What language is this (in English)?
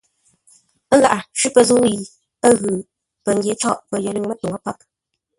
Ngombale